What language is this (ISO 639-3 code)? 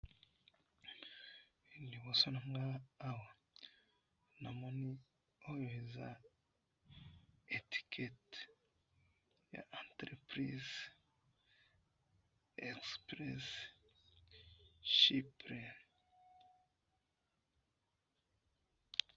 lin